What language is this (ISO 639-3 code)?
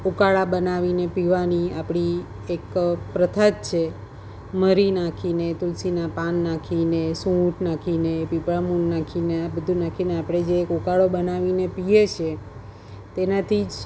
guj